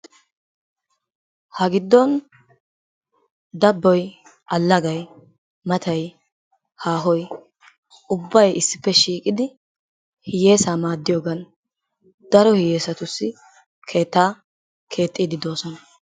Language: Wolaytta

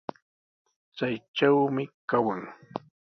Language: Sihuas Ancash Quechua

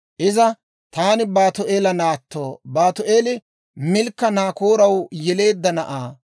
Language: Dawro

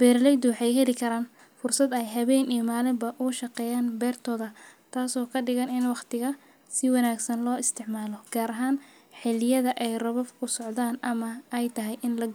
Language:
Somali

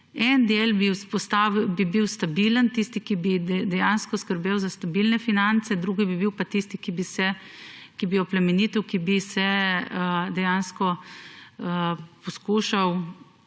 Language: Slovenian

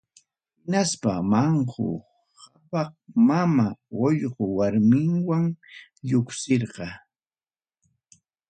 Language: Ayacucho Quechua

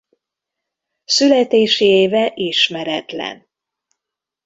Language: Hungarian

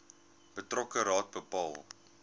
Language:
Afrikaans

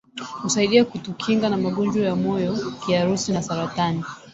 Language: Swahili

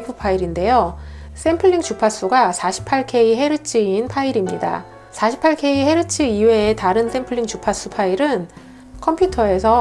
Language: Korean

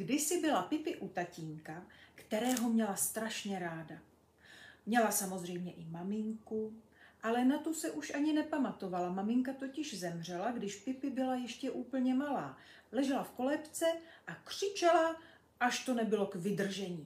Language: Czech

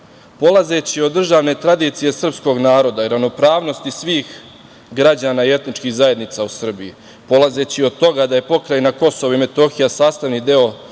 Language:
Serbian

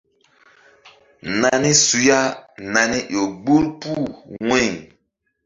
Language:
Mbum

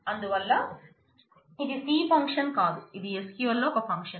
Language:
Telugu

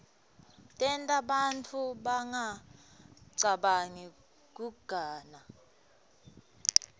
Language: Swati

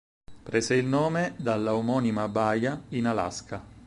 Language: Italian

